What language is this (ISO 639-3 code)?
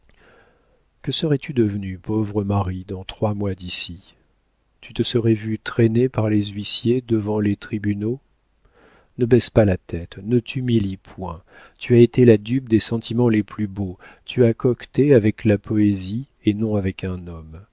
fra